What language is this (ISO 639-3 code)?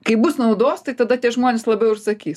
lit